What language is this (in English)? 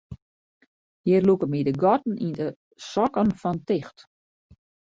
Western Frisian